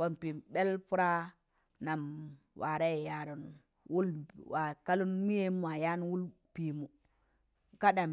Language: Tangale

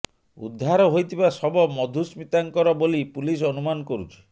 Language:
Odia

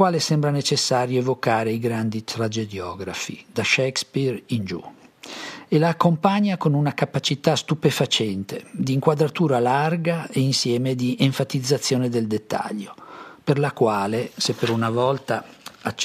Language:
Italian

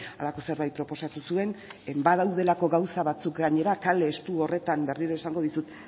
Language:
Basque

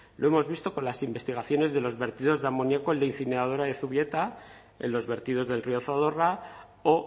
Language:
Spanish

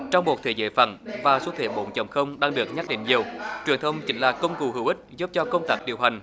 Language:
Vietnamese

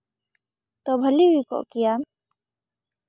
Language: Santali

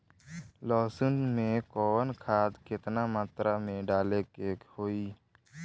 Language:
Bhojpuri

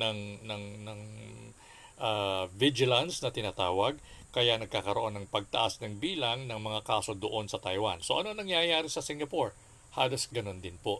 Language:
Filipino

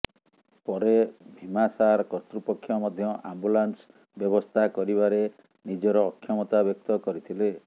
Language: Odia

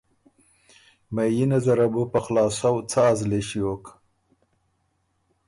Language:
Ormuri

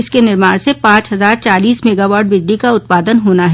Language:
Hindi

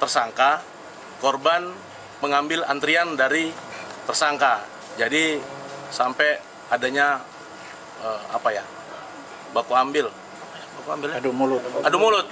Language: Indonesian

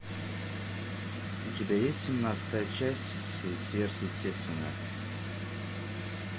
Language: Russian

